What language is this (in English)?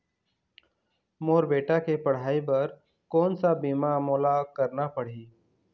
Chhattisgarhi